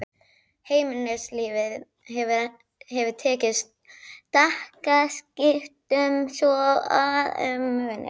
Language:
Icelandic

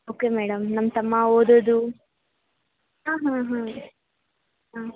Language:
Kannada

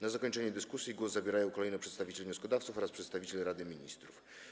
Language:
Polish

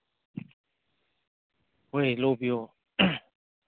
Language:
Manipuri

